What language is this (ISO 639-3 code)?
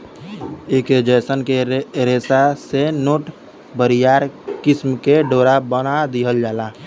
bho